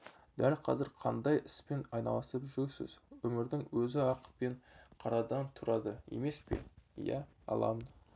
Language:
Kazakh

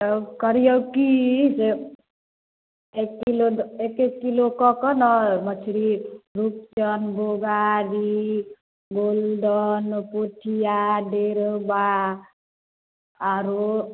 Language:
Maithili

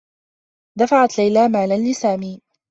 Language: Arabic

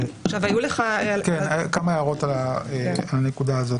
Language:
Hebrew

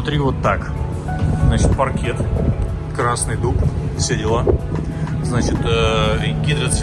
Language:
Russian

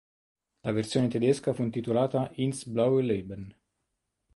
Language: Italian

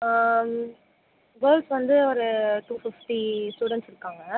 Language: Tamil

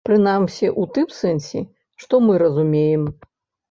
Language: Belarusian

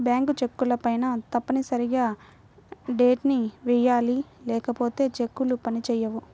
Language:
Telugu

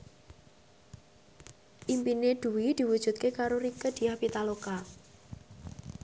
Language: Javanese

